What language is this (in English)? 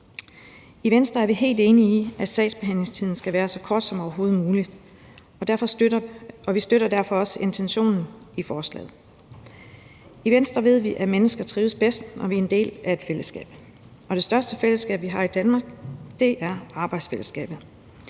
Danish